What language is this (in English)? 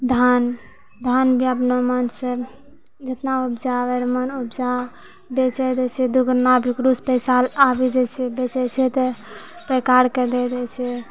Maithili